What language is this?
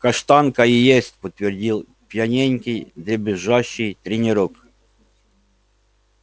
Russian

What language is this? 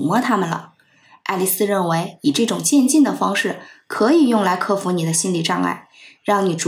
Chinese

